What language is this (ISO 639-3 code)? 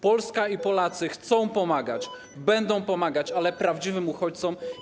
pol